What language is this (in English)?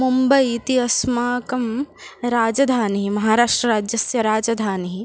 Sanskrit